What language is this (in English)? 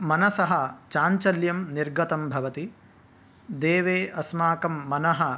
Sanskrit